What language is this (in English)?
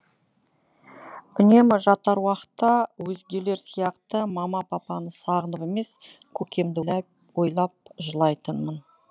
Kazakh